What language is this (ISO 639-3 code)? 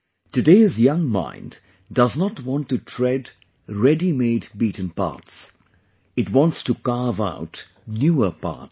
eng